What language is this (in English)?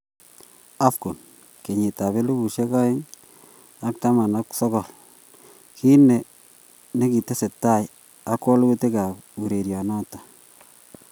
Kalenjin